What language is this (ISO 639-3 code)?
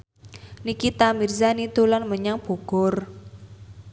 jav